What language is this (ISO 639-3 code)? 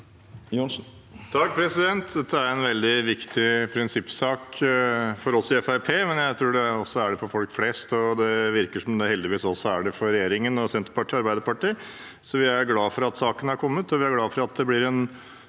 nor